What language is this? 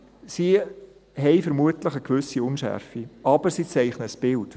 Swiss German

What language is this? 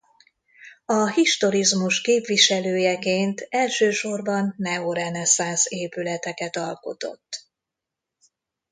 Hungarian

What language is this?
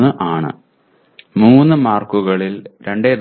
Malayalam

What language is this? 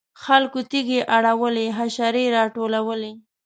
Pashto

